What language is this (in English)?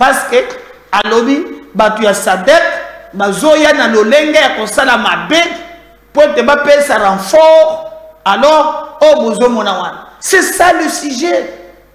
French